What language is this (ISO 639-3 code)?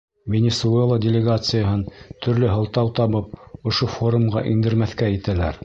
bak